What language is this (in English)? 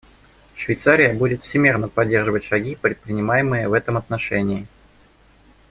Russian